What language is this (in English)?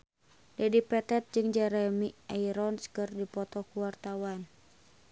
Sundanese